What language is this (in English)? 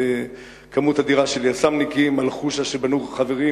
Hebrew